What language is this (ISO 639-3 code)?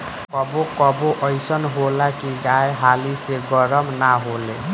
bho